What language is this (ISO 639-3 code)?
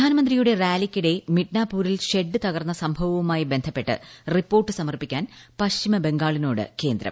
mal